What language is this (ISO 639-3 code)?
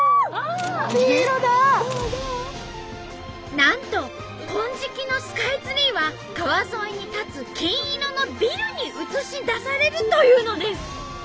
jpn